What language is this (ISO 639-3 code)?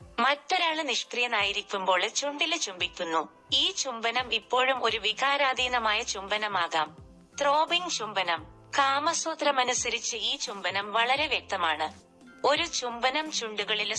mal